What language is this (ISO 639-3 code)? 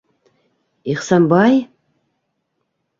bak